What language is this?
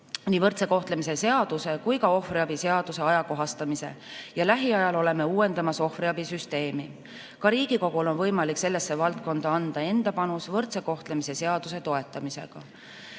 Estonian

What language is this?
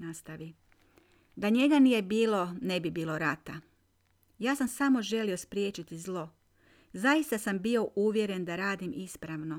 Croatian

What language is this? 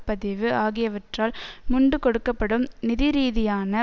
Tamil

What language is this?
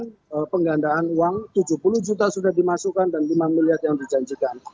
Indonesian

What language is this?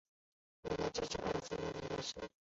Chinese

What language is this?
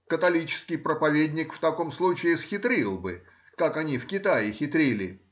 Russian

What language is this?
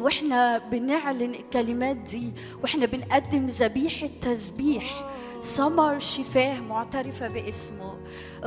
Arabic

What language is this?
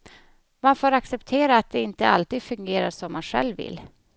Swedish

